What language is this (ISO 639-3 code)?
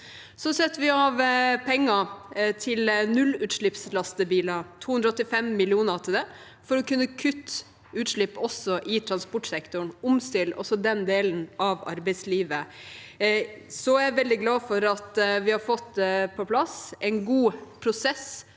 nor